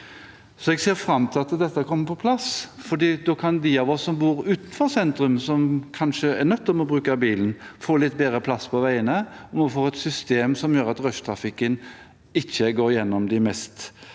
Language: Norwegian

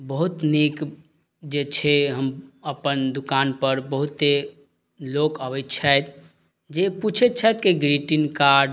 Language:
Maithili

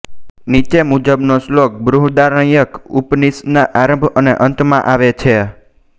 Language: Gujarati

